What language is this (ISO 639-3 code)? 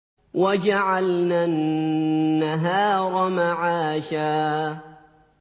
ara